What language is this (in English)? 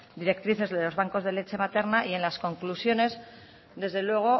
Spanish